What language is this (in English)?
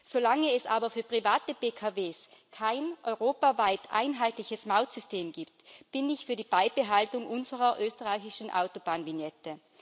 German